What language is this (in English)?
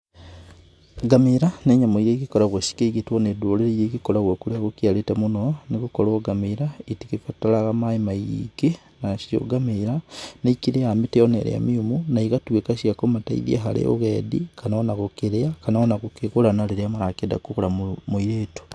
Kikuyu